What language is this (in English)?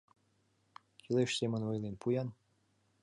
Mari